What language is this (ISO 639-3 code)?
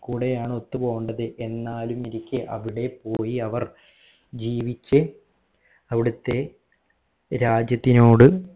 mal